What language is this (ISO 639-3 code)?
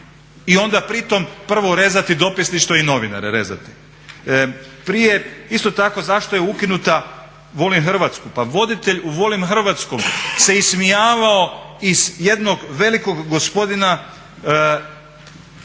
hrv